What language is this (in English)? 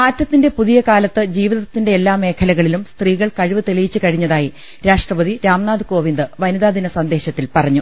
Malayalam